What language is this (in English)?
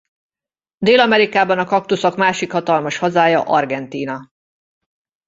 Hungarian